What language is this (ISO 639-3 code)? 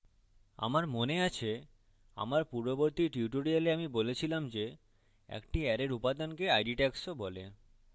ben